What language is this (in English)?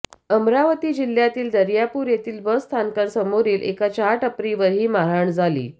Marathi